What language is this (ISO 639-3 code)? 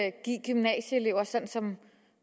dan